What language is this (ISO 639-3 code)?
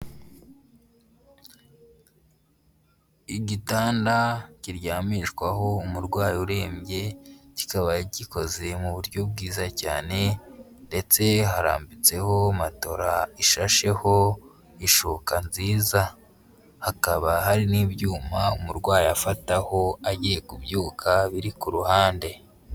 kin